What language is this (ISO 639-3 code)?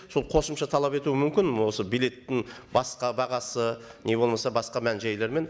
kaz